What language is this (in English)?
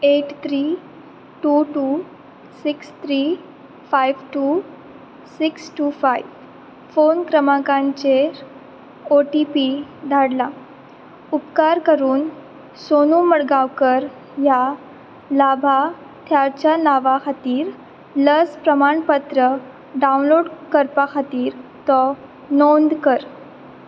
Konkani